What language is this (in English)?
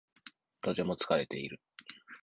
Japanese